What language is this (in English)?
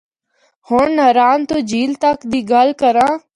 Northern Hindko